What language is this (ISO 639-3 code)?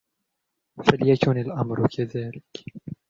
ara